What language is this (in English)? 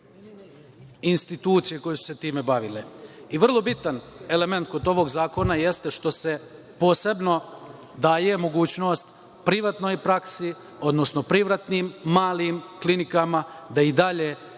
Serbian